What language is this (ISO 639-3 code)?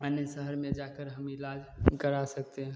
hin